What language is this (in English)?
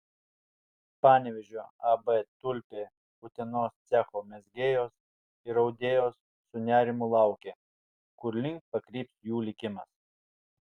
Lithuanian